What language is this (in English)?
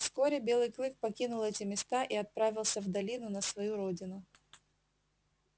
Russian